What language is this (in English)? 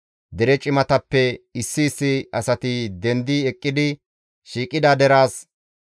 Gamo